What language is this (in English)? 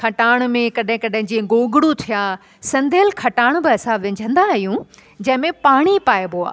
Sindhi